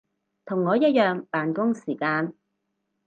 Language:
Cantonese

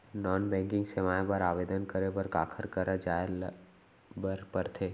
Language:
Chhattisgarhi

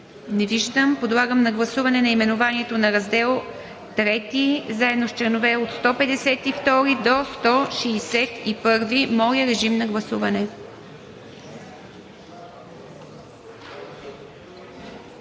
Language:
Bulgarian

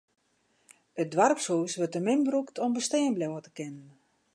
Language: Western Frisian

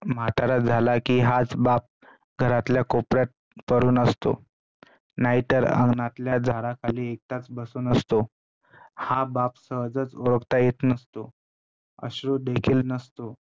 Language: Marathi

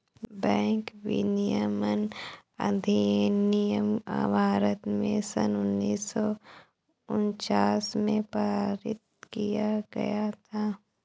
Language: Hindi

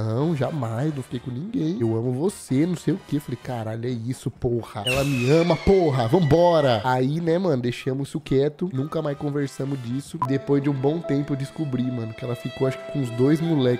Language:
Portuguese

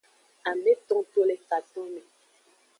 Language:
Aja (Benin)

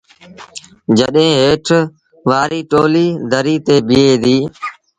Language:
Sindhi Bhil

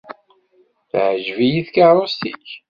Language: Kabyle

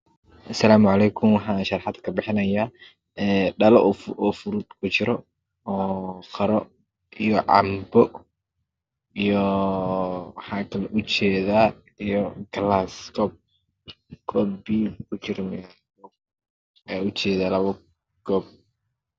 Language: Somali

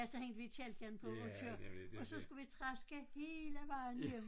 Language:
Danish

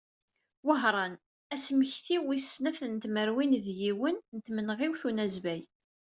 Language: Kabyle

